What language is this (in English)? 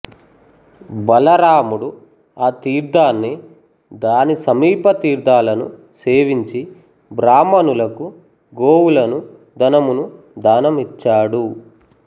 Telugu